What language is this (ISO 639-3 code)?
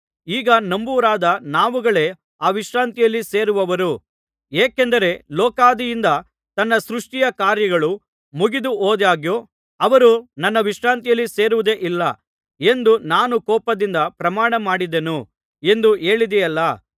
kan